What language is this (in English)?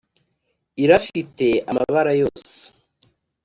Kinyarwanda